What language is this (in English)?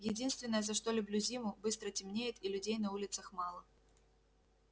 Russian